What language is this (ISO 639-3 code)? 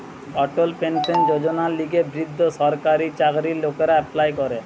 ben